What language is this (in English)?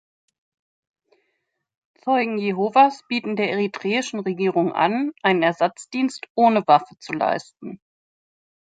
German